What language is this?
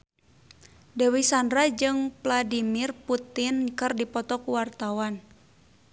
Sundanese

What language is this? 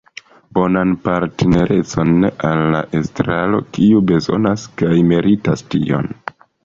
Esperanto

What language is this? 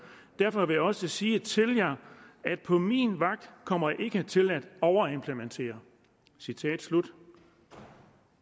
Danish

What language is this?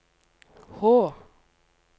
Norwegian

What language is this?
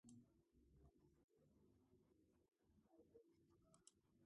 Georgian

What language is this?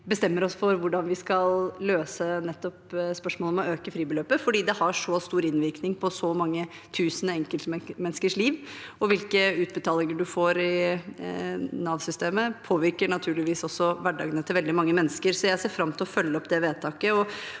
Norwegian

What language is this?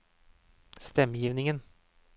Norwegian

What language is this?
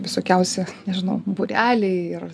Lithuanian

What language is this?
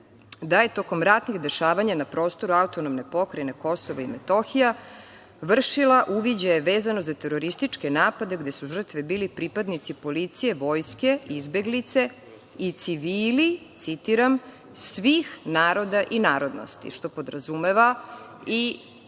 Serbian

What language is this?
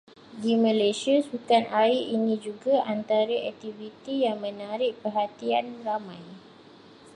Malay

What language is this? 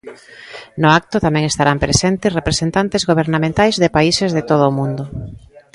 Galician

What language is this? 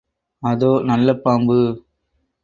Tamil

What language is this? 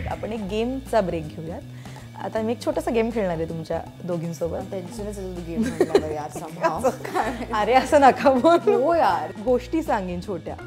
Marathi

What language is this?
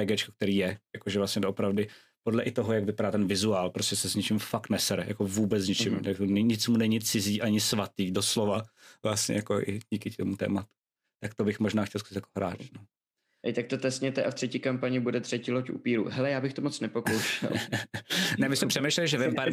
Czech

